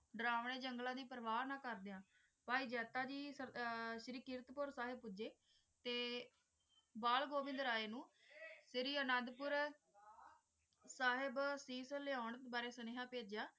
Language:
Punjabi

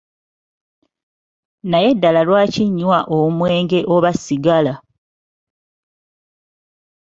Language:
Ganda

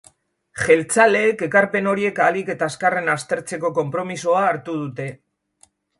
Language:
Basque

